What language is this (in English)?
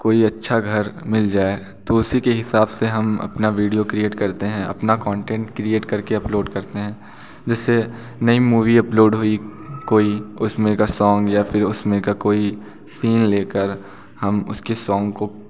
Hindi